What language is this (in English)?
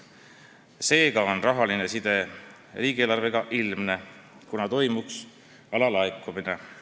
Estonian